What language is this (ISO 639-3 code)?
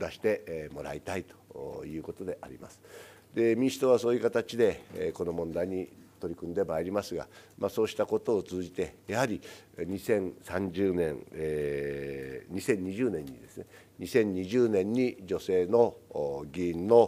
jpn